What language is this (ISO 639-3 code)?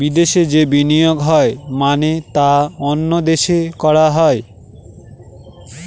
ben